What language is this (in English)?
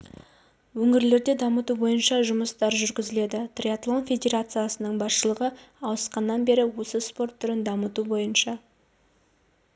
Kazakh